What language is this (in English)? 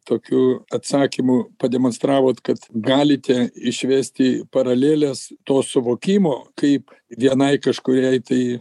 Lithuanian